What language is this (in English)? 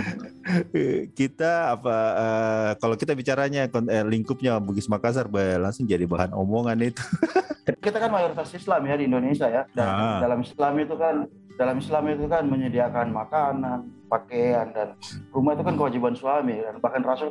Indonesian